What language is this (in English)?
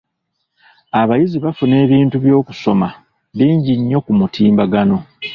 Ganda